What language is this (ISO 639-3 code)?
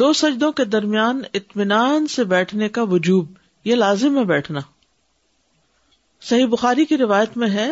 urd